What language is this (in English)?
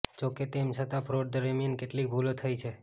Gujarati